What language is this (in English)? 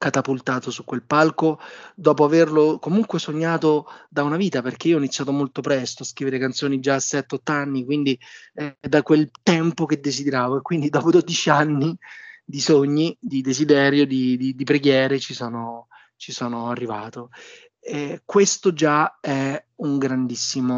Italian